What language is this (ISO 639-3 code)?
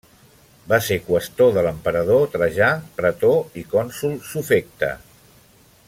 cat